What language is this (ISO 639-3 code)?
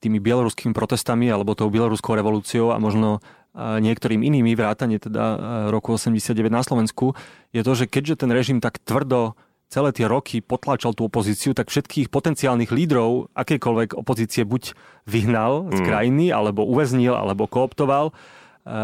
slk